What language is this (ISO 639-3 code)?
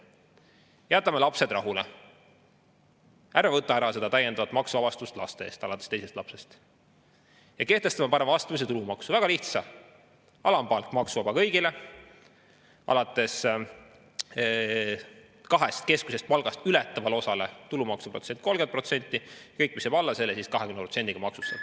est